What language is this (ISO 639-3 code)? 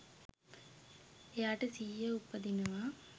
sin